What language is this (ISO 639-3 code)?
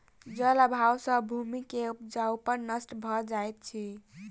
mai